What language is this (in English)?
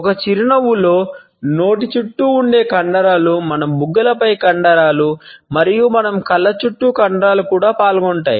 Telugu